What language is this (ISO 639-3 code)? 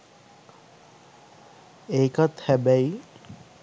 sin